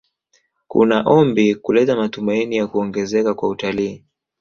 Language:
Swahili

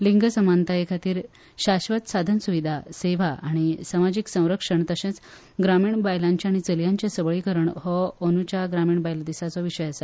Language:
Konkani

